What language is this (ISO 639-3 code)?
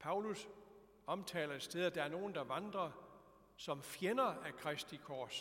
dan